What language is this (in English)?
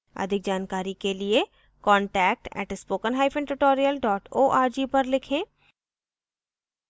Hindi